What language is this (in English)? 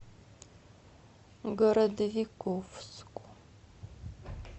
Russian